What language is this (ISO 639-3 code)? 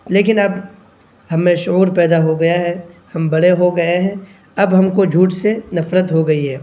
urd